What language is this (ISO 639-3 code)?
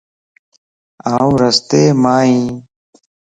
lss